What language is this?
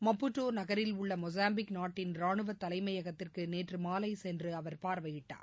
Tamil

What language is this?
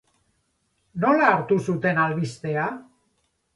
Basque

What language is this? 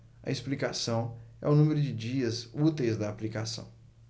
Portuguese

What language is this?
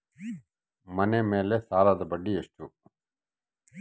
Kannada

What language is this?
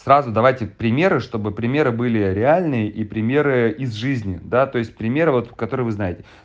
Russian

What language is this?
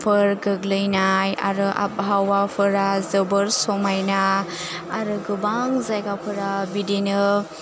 Bodo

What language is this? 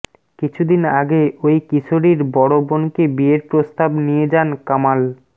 Bangla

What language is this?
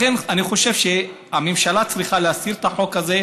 Hebrew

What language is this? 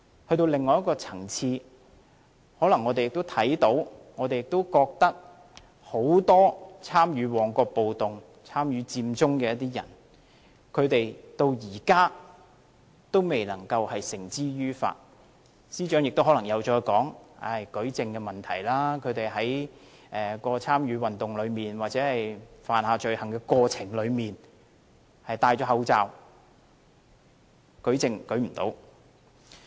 Cantonese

